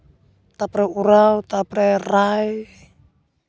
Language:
Santali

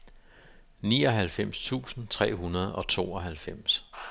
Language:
Danish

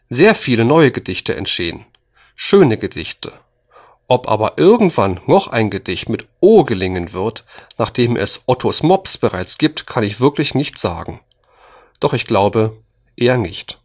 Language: German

